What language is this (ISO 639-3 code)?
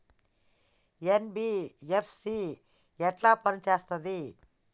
tel